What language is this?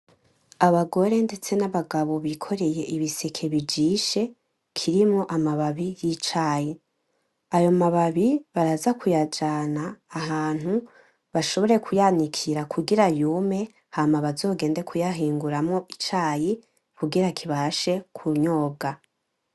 Rundi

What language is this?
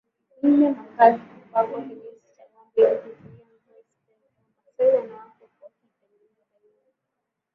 Swahili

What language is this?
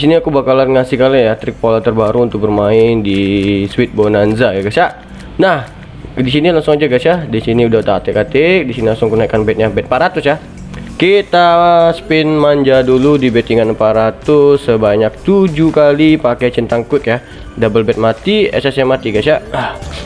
Indonesian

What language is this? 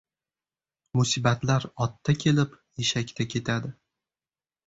Uzbek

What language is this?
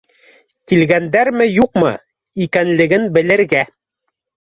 Bashkir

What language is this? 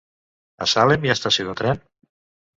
Catalan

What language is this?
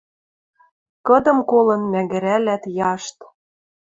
Western Mari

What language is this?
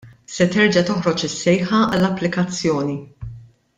Maltese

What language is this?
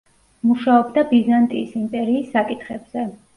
Georgian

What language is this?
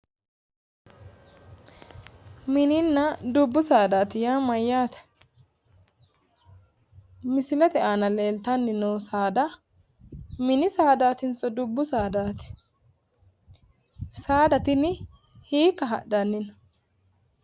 Sidamo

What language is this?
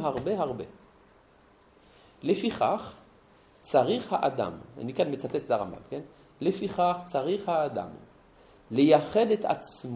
Hebrew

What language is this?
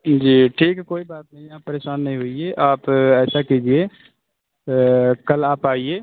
Urdu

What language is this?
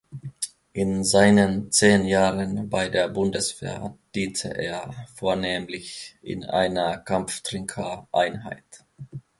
German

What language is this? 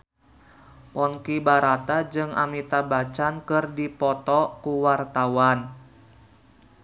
Sundanese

